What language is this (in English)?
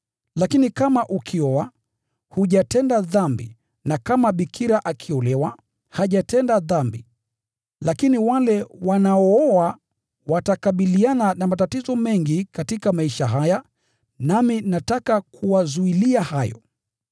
Swahili